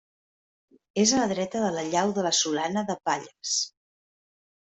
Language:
Catalan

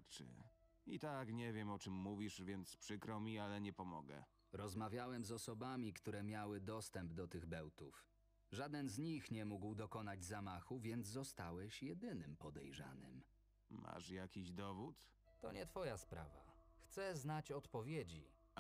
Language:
Polish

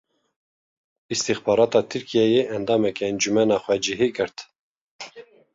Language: Kurdish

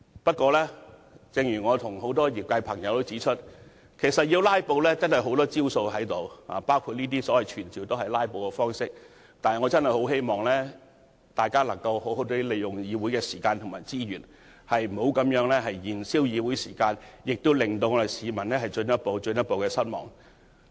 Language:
Cantonese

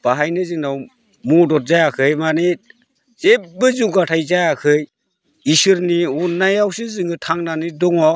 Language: Bodo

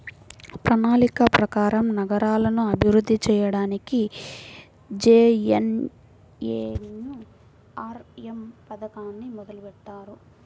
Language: Telugu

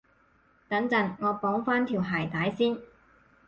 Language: Cantonese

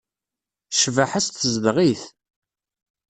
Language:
Kabyle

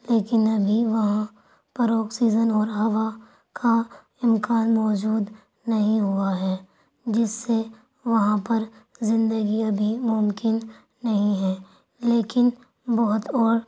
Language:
Urdu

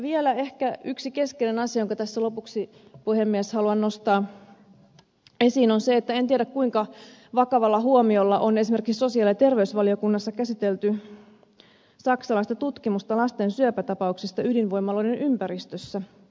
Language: Finnish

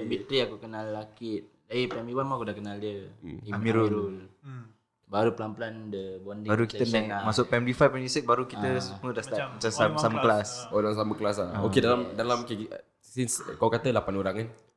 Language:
Malay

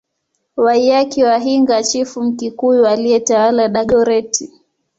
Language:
Swahili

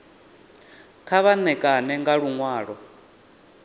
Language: Venda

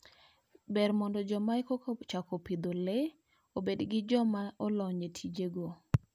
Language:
Luo (Kenya and Tanzania)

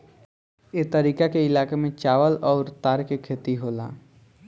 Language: Bhojpuri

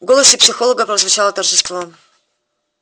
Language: Russian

